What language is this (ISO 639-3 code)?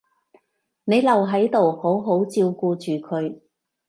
yue